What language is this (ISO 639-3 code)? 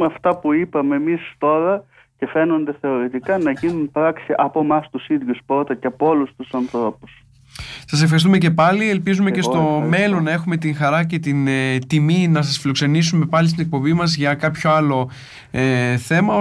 ell